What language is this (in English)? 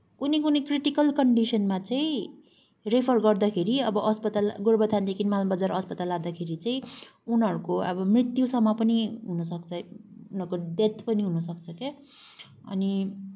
Nepali